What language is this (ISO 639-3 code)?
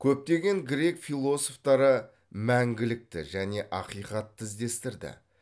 kaz